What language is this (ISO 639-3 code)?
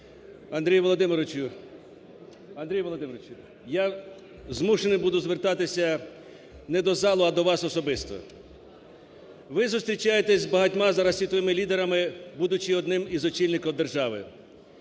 ukr